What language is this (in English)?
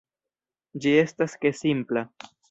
Esperanto